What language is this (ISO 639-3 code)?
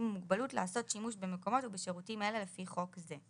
heb